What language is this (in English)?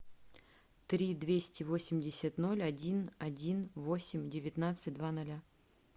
Russian